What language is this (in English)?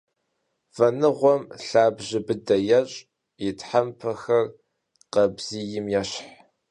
Kabardian